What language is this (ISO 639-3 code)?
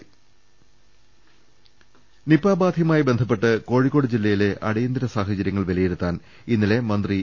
mal